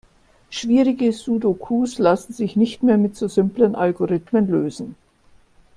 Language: German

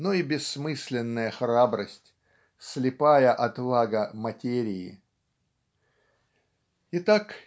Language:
Russian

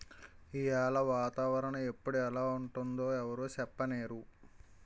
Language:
Telugu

